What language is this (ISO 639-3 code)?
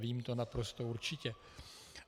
ces